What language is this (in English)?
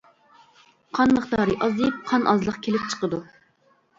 Uyghur